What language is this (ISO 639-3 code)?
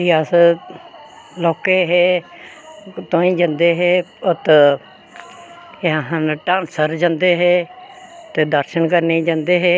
doi